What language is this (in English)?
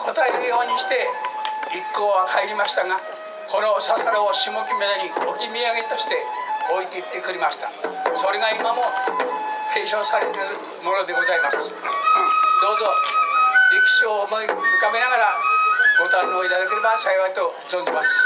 Japanese